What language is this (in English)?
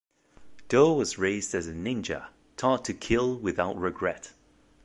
English